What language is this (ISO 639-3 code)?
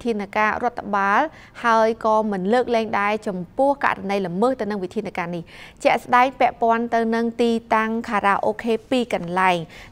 tha